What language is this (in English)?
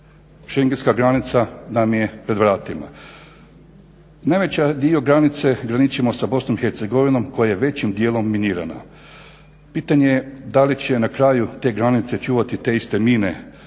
Croatian